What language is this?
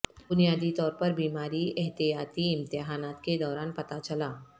Urdu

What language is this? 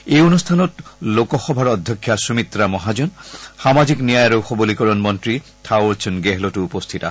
Assamese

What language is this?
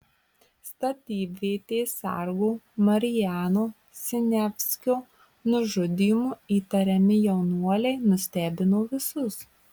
Lithuanian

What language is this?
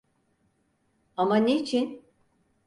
Turkish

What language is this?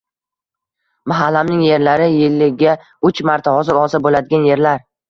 Uzbek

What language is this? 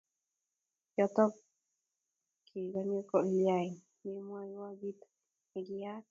Kalenjin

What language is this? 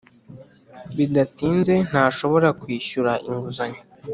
Kinyarwanda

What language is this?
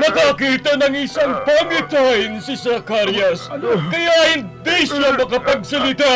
Filipino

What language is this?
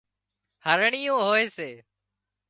Wadiyara Koli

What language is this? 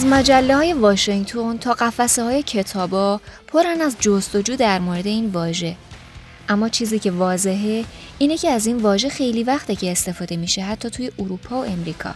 Persian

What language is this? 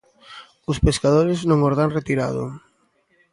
Galician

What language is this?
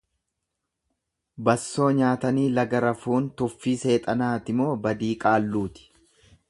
Oromo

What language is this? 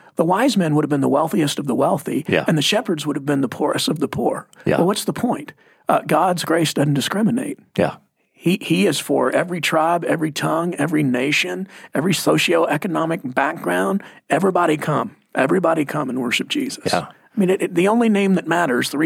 English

